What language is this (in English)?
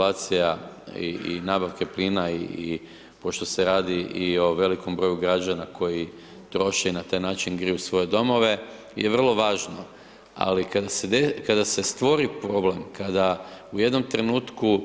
Croatian